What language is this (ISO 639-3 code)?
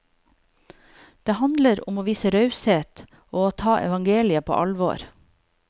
nor